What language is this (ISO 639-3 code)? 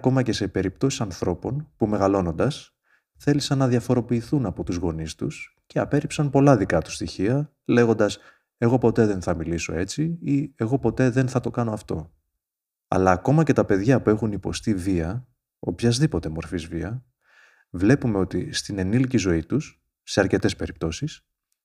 ell